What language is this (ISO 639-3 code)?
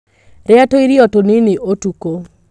kik